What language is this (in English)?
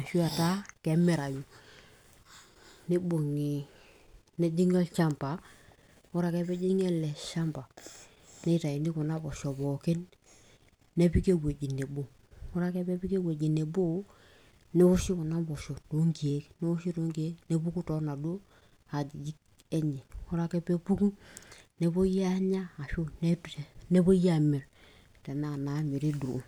Masai